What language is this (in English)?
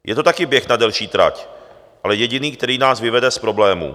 Czech